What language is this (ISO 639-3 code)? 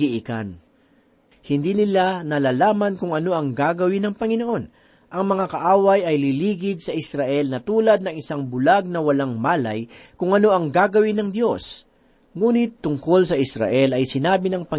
fil